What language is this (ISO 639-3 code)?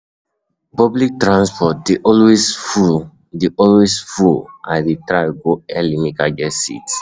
pcm